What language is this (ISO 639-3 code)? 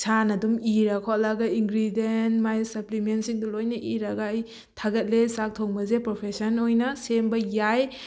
mni